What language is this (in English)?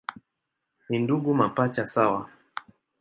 Swahili